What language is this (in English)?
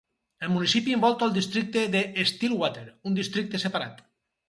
Catalan